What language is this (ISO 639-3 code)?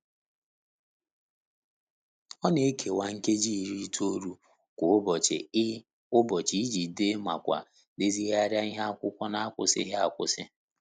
ibo